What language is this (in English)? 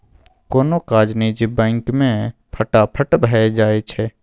Maithili